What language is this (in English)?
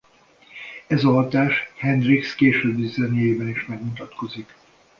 Hungarian